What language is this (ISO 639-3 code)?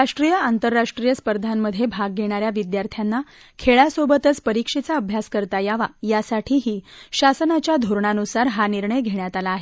mar